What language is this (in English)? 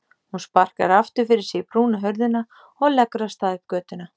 Icelandic